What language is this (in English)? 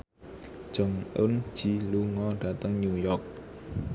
Javanese